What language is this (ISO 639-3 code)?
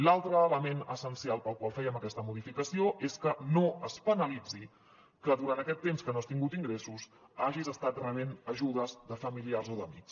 cat